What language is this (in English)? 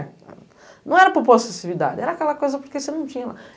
Portuguese